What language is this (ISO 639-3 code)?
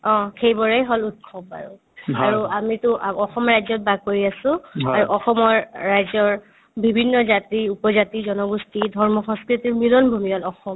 asm